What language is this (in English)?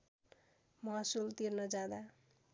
Nepali